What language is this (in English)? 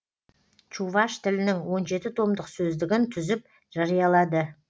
Kazakh